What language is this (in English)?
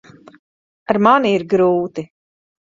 Latvian